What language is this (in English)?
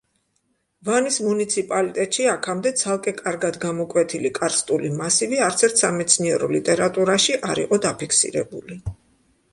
Georgian